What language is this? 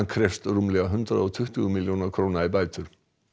Icelandic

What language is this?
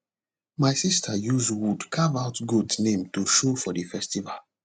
Nigerian Pidgin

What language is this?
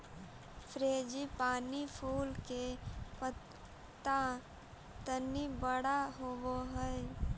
Magahi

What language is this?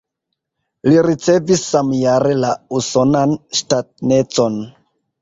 Esperanto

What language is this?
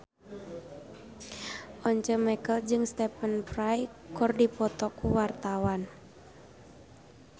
Sundanese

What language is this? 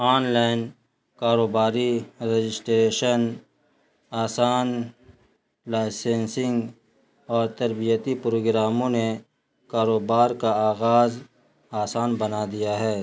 Urdu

